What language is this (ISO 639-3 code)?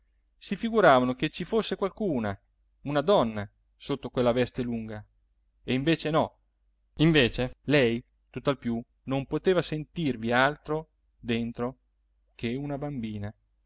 ita